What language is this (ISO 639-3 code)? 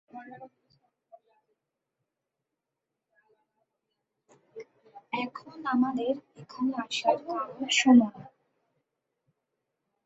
ben